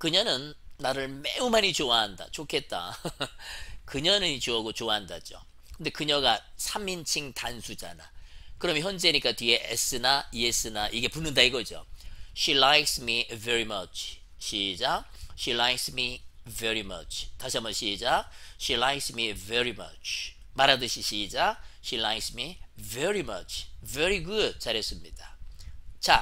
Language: Korean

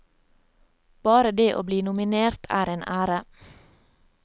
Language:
Norwegian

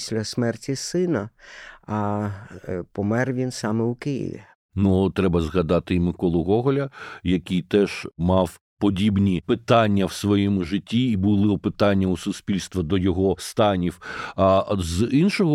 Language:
Ukrainian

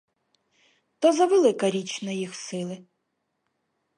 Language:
Ukrainian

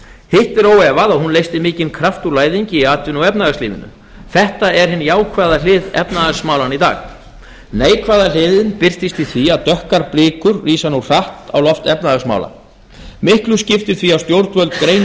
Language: Icelandic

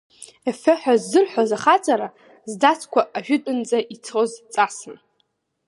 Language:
Abkhazian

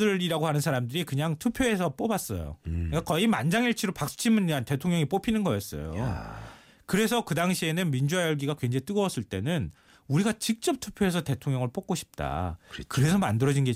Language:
Korean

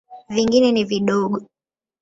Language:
Swahili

